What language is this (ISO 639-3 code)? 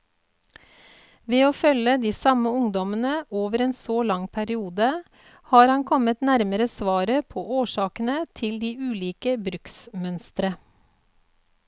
nor